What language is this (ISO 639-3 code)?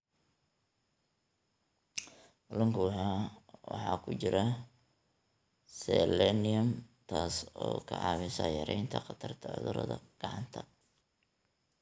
som